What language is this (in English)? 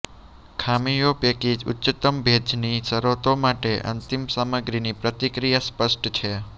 Gujarati